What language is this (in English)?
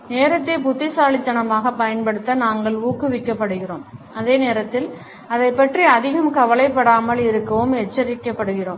Tamil